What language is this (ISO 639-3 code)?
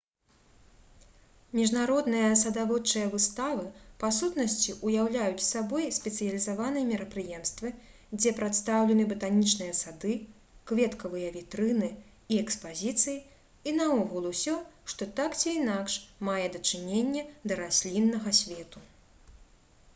bel